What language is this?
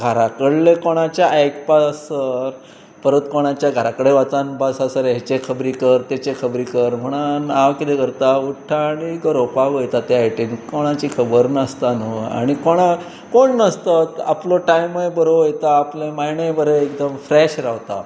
Konkani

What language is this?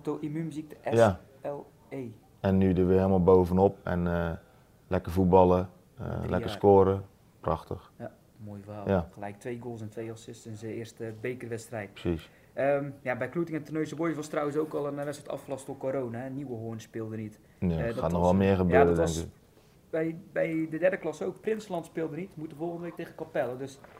Dutch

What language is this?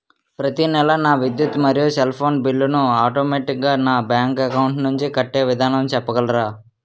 Telugu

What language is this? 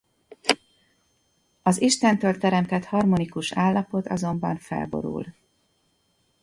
Hungarian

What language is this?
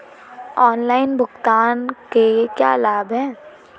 Hindi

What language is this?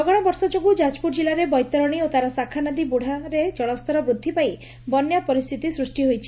Odia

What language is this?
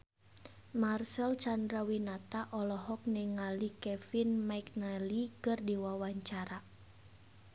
Sundanese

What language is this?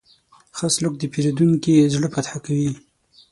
Pashto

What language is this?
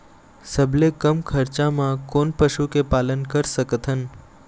Chhattisgarhi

